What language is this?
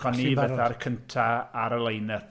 Welsh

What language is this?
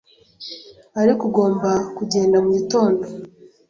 Kinyarwanda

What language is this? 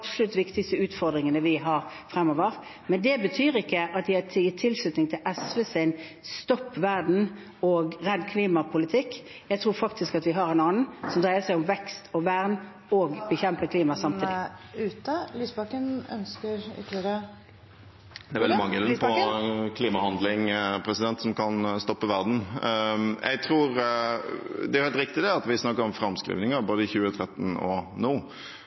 Norwegian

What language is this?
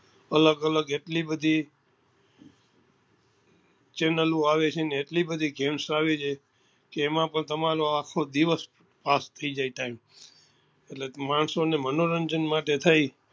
Gujarati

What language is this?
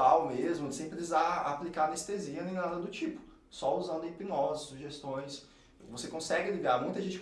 Portuguese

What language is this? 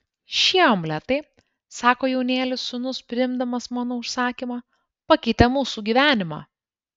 Lithuanian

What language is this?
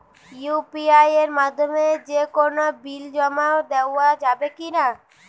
Bangla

